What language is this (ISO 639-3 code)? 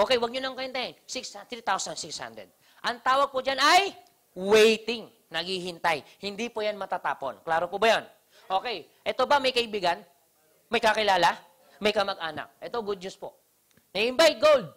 fil